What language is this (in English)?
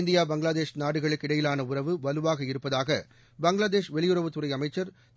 Tamil